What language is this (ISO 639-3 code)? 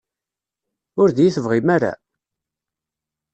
kab